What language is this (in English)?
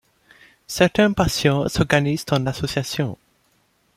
French